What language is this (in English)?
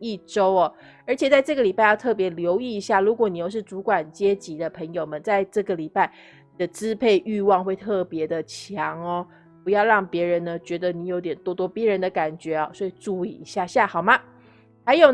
Chinese